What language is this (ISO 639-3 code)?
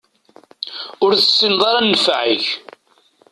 kab